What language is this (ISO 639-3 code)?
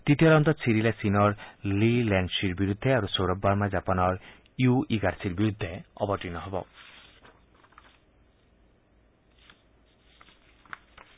asm